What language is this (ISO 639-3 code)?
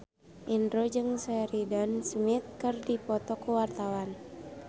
sun